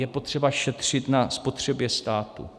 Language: Czech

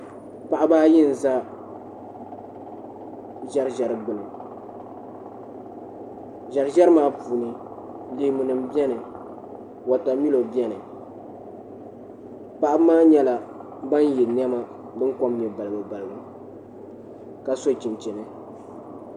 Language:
Dagbani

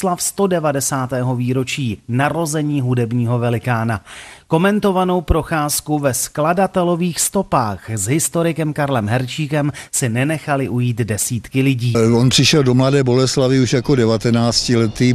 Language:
Czech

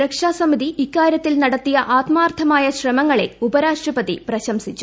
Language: Malayalam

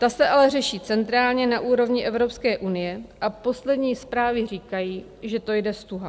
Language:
Czech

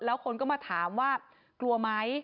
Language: Thai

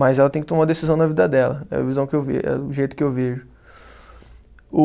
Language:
Portuguese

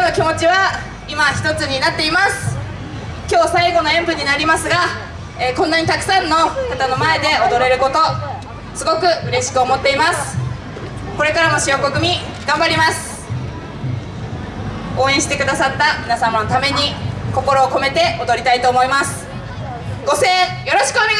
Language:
Japanese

